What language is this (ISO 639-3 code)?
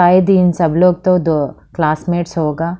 hin